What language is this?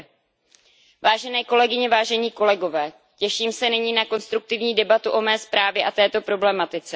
Czech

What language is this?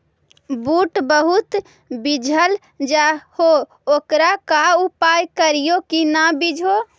Magahi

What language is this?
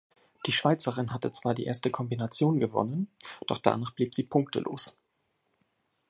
German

